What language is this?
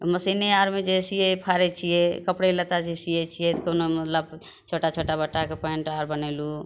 Maithili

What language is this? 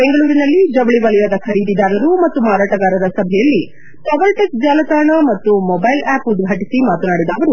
Kannada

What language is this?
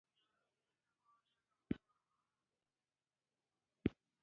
Pashto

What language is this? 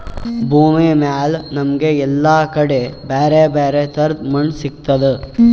Kannada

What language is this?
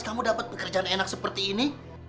Indonesian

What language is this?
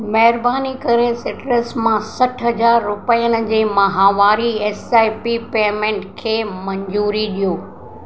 Sindhi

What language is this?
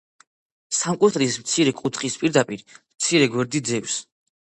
Georgian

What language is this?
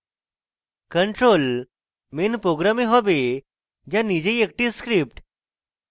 Bangla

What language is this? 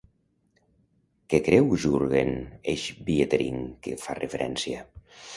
Catalan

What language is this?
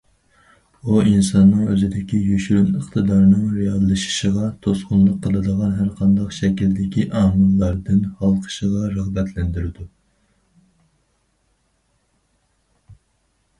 Uyghur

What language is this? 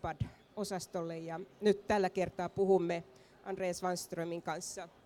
Finnish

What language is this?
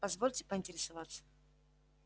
Russian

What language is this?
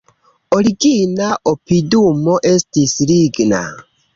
Esperanto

